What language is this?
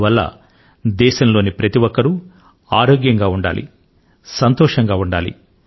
Telugu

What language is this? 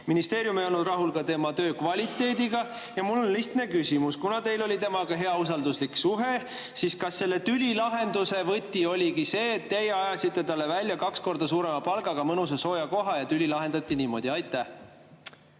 Estonian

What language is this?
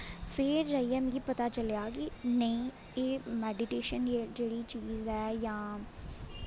Dogri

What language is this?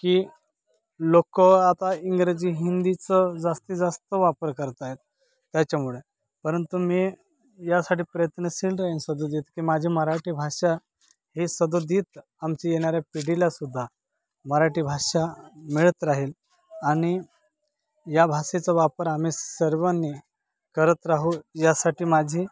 Marathi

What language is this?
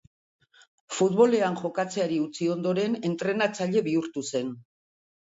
Basque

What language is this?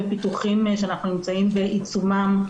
Hebrew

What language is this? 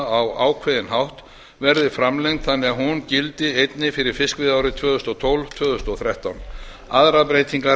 Icelandic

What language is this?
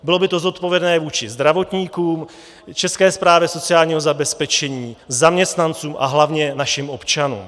Czech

